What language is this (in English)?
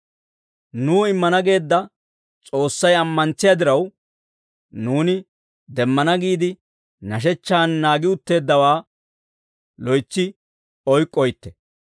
Dawro